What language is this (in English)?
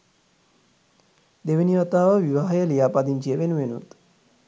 Sinhala